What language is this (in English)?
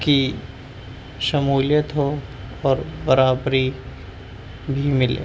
Urdu